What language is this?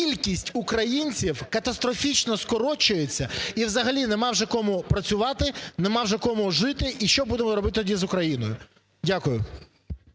Ukrainian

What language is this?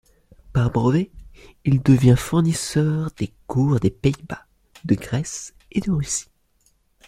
French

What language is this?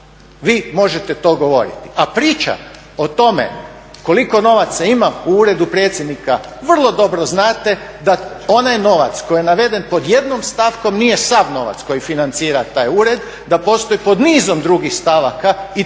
Croatian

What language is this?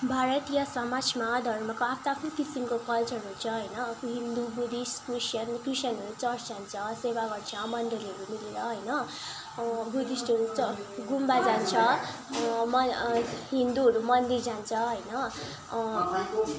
Nepali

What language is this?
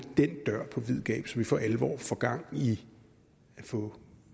Danish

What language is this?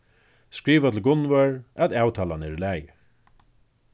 Faroese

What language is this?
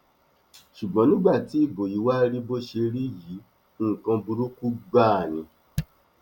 Yoruba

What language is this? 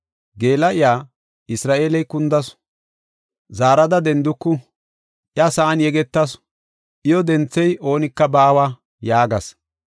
Gofa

